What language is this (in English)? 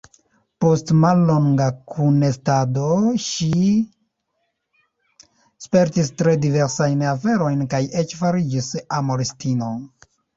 Esperanto